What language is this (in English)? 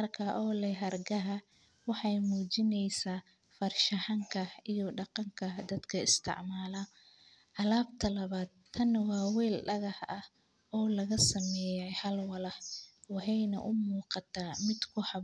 Somali